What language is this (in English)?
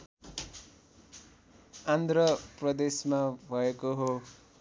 Nepali